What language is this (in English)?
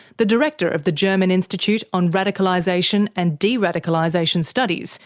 English